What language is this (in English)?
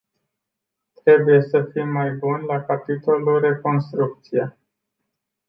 Romanian